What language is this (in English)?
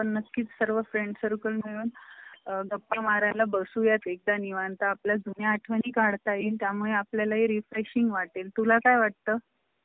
Marathi